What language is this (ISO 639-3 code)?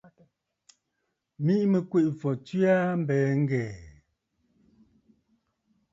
bfd